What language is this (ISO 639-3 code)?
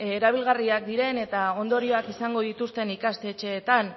eus